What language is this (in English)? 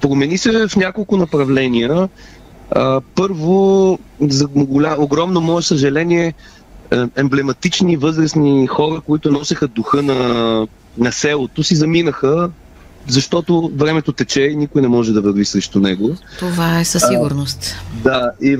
Bulgarian